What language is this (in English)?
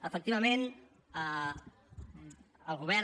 Catalan